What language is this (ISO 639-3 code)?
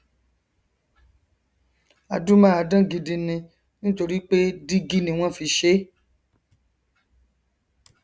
yor